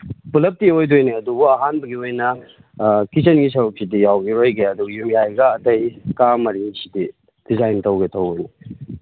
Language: Manipuri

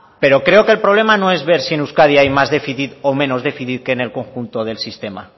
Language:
Spanish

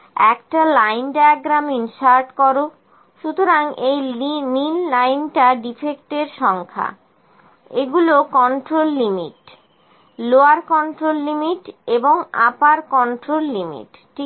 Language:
Bangla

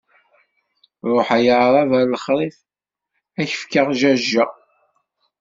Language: Kabyle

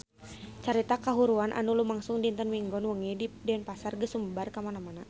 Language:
Sundanese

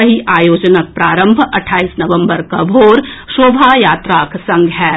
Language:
Maithili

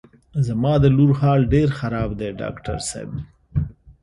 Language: Pashto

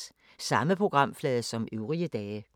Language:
Danish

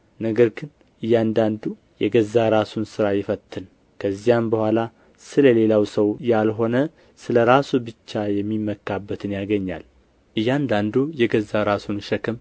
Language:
Amharic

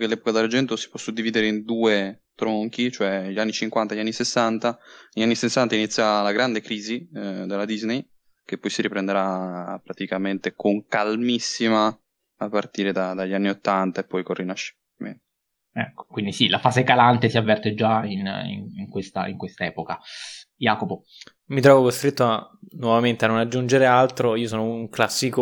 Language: Italian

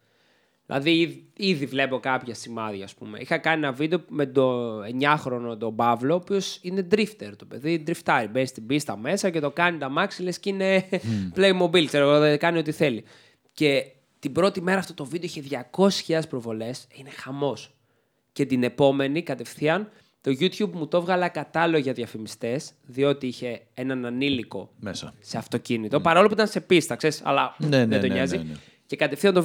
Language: Greek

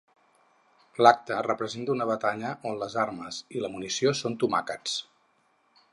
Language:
Catalan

